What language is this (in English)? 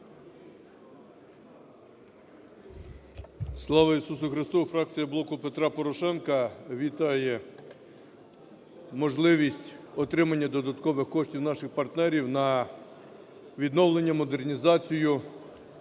Ukrainian